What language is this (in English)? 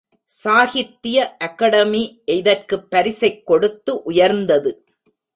Tamil